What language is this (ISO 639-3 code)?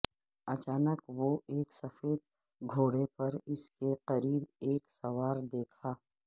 urd